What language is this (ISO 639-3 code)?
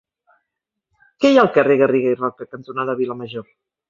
cat